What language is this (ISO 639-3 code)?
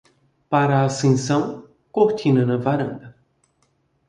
por